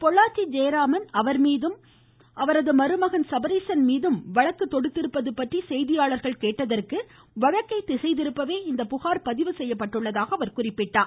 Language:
Tamil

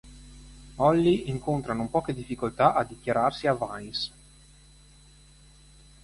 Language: Italian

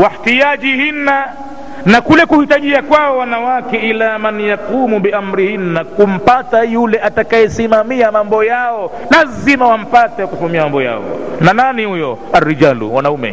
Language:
Swahili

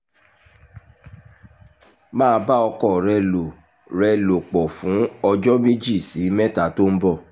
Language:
Yoruba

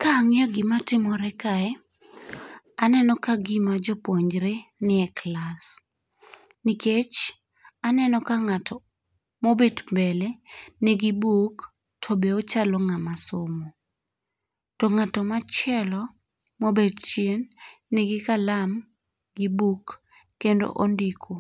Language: Luo (Kenya and Tanzania)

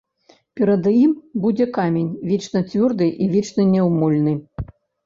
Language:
Belarusian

